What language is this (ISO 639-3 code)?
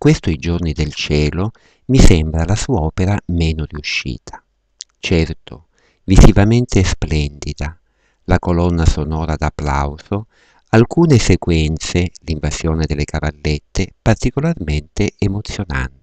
ita